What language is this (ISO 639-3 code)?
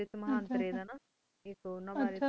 pan